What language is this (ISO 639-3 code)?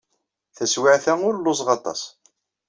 kab